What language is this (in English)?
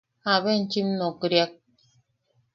Yaqui